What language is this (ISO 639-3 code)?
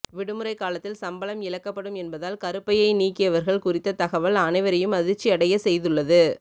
tam